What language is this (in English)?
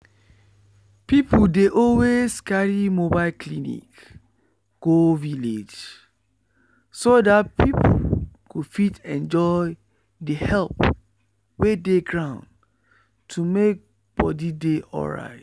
Nigerian Pidgin